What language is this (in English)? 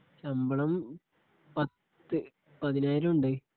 Malayalam